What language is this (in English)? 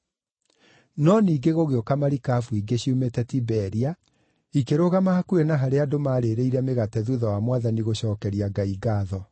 Kikuyu